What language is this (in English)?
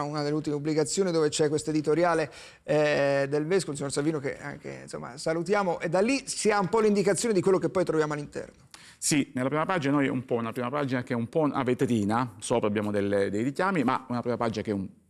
Italian